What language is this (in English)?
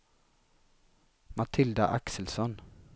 Swedish